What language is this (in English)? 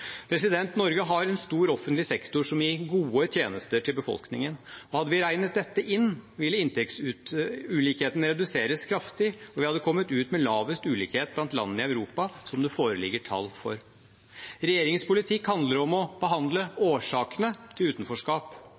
Norwegian Bokmål